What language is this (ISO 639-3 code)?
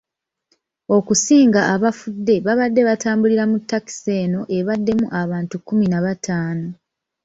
lug